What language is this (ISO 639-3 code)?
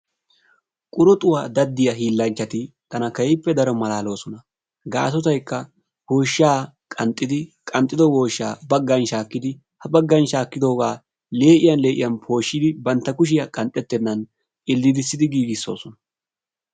wal